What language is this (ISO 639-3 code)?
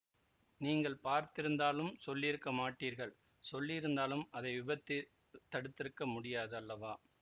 tam